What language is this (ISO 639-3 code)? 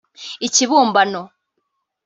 kin